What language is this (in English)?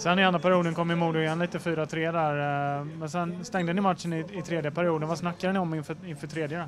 Swedish